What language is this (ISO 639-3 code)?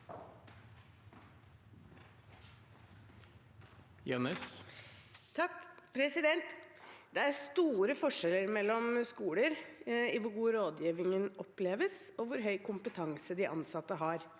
nor